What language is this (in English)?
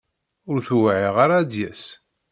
Kabyle